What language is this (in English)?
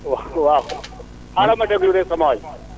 Wolof